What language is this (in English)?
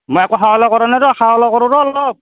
Assamese